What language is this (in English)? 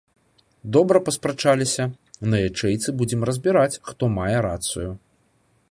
Belarusian